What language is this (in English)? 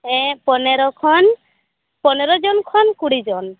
Santali